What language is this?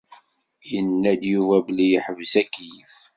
Kabyle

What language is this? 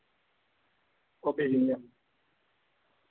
Dogri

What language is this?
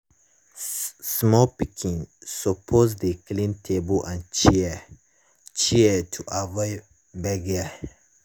Nigerian Pidgin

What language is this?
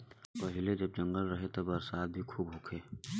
Bhojpuri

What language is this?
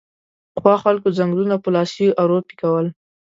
Pashto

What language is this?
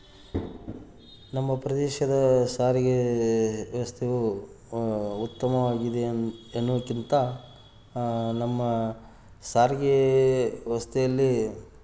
Kannada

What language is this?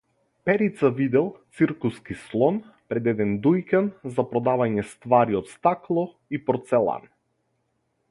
Macedonian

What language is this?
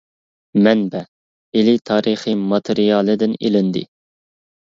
Uyghur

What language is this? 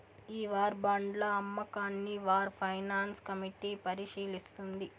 Telugu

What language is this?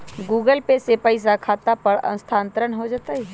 Magahi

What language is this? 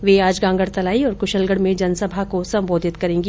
Hindi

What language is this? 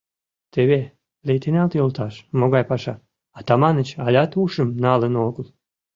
Mari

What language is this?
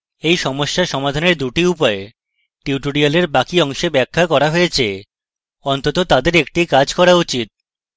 Bangla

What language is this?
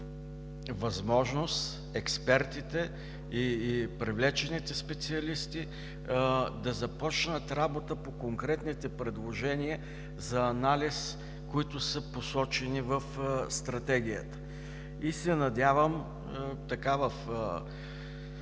Bulgarian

